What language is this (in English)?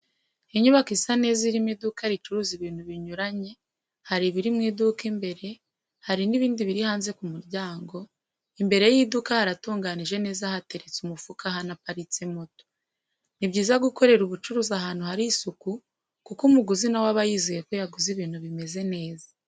Kinyarwanda